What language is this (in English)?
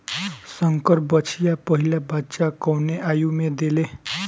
Bhojpuri